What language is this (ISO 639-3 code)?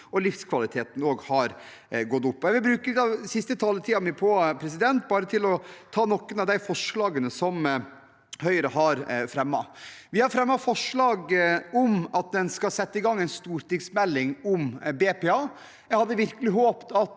nor